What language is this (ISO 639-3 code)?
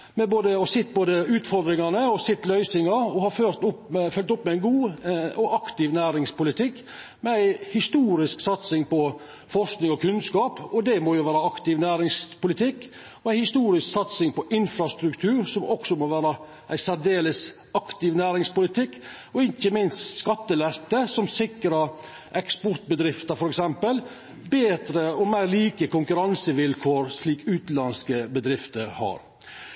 nno